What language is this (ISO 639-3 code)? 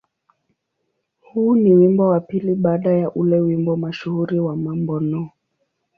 swa